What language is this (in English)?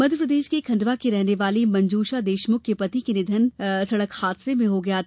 Hindi